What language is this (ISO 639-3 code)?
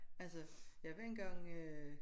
dan